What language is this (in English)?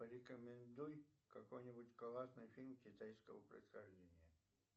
Russian